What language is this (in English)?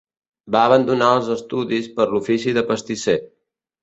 Catalan